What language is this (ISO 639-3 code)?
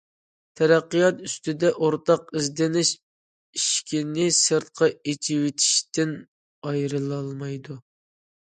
uig